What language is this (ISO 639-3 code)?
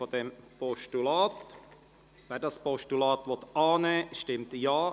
gsw